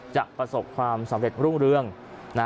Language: Thai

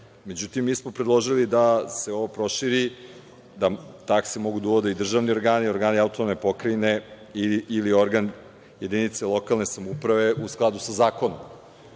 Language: Serbian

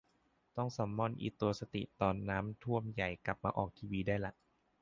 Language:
Thai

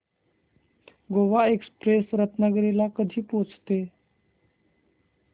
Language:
Marathi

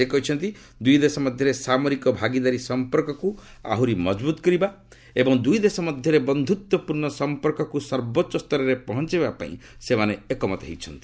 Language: Odia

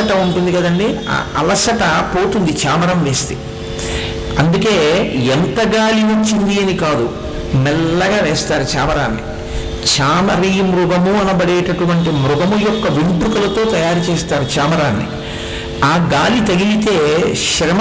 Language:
Telugu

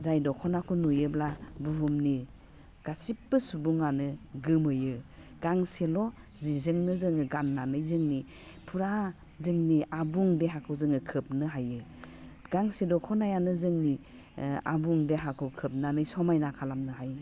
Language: Bodo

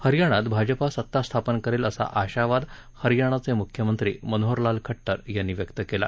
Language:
Marathi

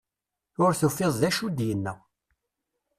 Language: Kabyle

